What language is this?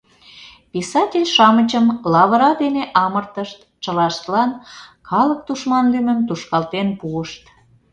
Mari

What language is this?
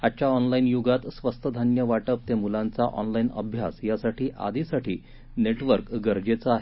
Marathi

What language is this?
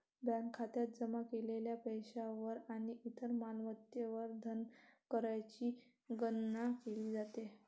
Marathi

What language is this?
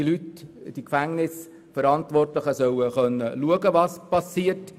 Swiss German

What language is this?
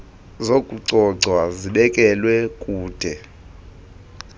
Xhosa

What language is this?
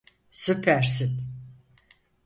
Turkish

